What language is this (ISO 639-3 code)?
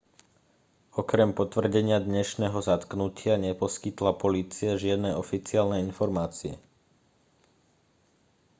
slk